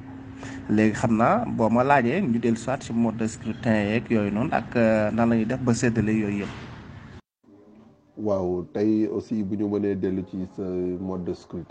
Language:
French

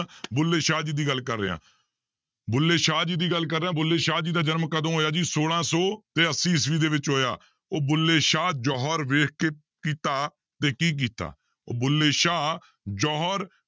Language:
Punjabi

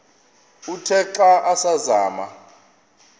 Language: Xhosa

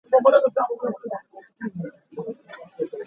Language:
Hakha Chin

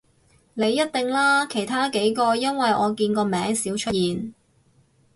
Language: Cantonese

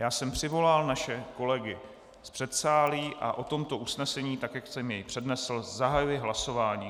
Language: Czech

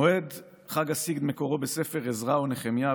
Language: Hebrew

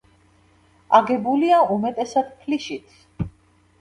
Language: Georgian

